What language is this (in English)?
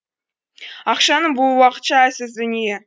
Kazakh